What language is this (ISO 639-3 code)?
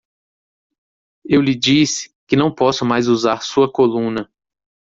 por